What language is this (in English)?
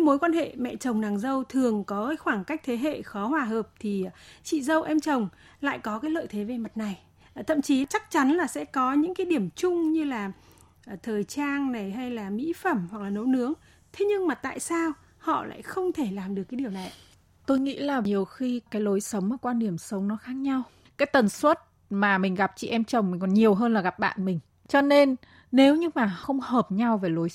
Vietnamese